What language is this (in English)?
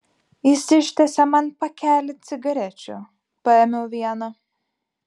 Lithuanian